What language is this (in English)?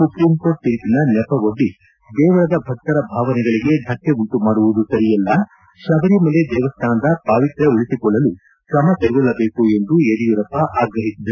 Kannada